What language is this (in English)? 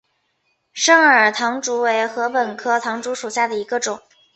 Chinese